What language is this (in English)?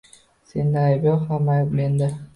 Uzbek